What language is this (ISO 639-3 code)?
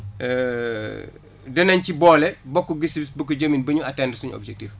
wol